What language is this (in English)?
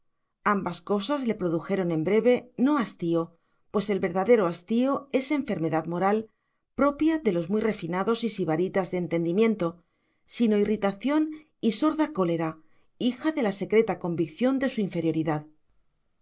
Spanish